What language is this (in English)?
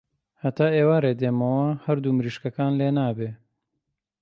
Central Kurdish